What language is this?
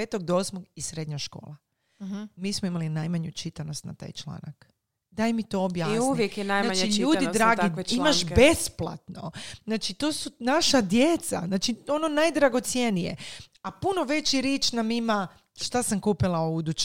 Croatian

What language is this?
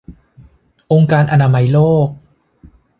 Thai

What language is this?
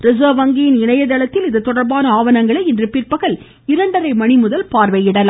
Tamil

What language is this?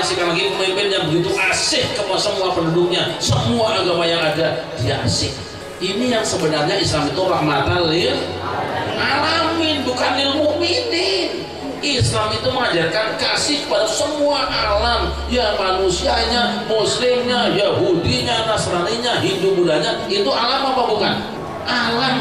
Indonesian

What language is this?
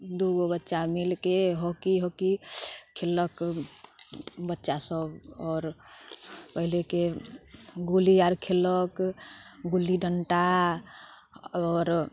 Maithili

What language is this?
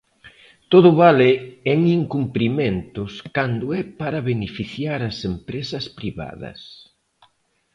Galician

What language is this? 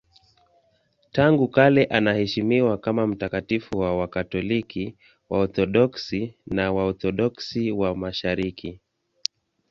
Swahili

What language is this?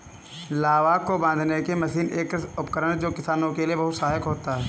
Hindi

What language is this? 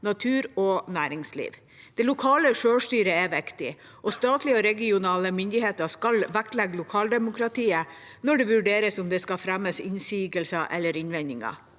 Norwegian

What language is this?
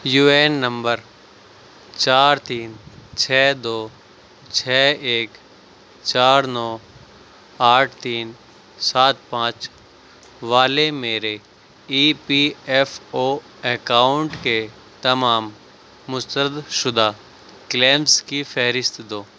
Urdu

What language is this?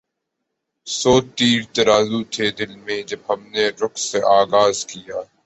Urdu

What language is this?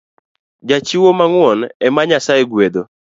Luo (Kenya and Tanzania)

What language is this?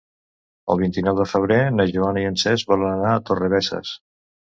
Catalan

